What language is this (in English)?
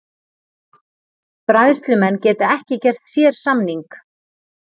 Icelandic